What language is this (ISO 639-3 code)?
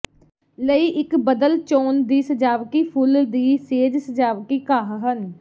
pan